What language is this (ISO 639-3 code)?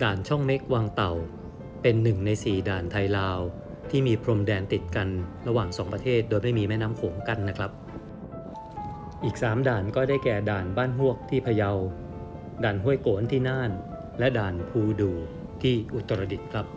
tha